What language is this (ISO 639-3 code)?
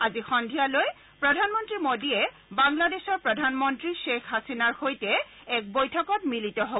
asm